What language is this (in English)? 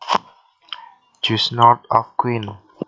Javanese